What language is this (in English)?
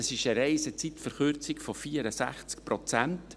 Swiss German